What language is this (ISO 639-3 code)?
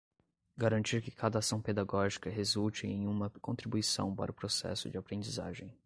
por